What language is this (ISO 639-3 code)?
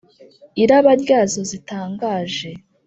kin